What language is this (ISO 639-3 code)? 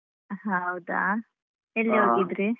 kan